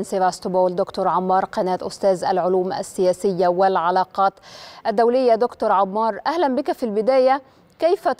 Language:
Arabic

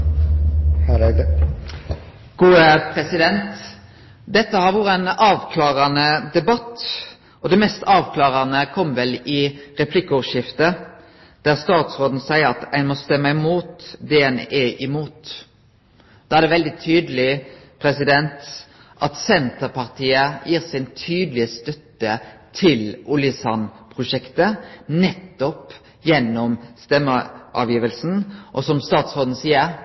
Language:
Norwegian Nynorsk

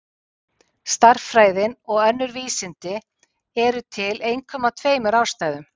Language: Icelandic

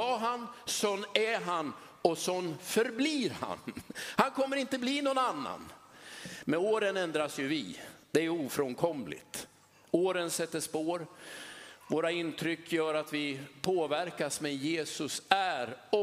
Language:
Swedish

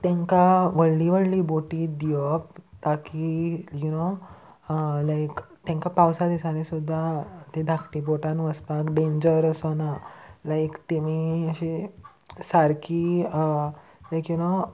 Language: Konkani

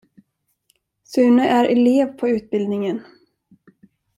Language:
Swedish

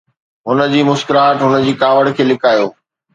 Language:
Sindhi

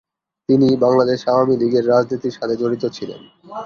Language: Bangla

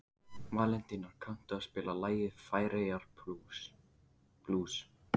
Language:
Icelandic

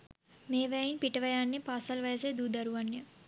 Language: Sinhala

